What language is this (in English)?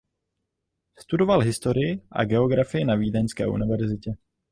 Czech